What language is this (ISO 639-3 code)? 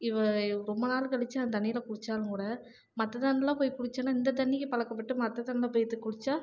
tam